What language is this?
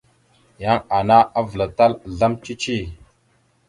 Mada (Cameroon)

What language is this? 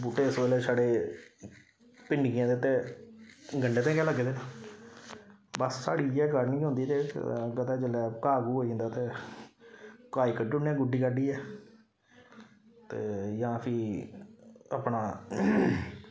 Dogri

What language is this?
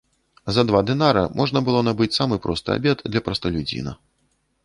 Belarusian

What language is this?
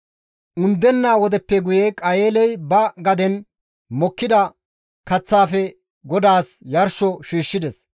Gamo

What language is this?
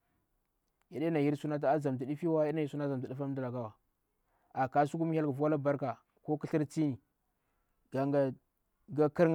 Bura-Pabir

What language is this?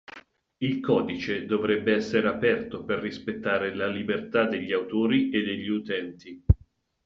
Italian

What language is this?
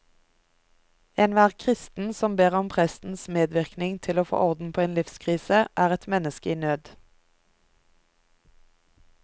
Norwegian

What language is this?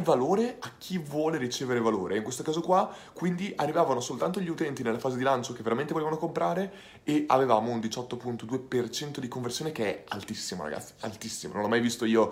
Italian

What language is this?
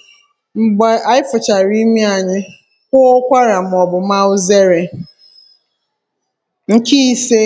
Igbo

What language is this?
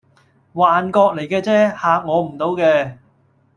Cantonese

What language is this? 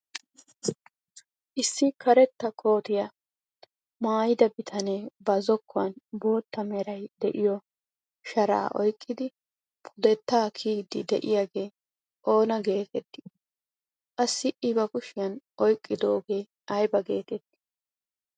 Wolaytta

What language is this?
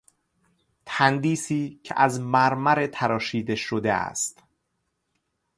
Persian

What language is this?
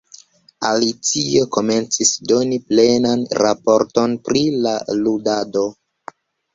Esperanto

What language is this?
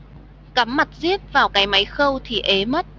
Vietnamese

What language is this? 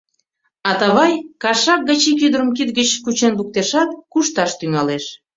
Mari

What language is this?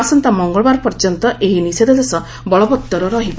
Odia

